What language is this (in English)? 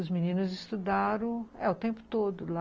Portuguese